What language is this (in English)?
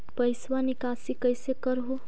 Magahi